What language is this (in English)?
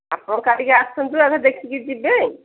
Odia